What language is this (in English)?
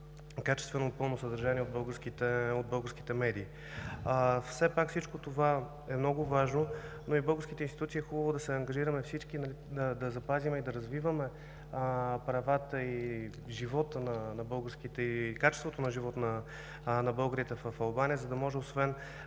Bulgarian